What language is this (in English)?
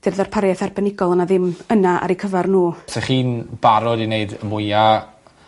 Welsh